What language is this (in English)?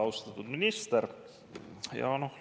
Estonian